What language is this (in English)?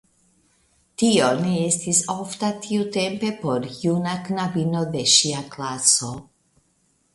Esperanto